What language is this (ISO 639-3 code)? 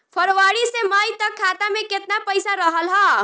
bho